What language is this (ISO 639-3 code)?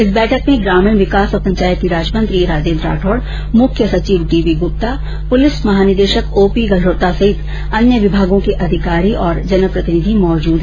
hin